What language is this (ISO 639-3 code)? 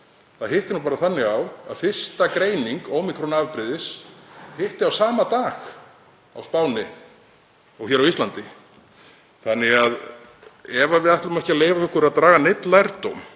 isl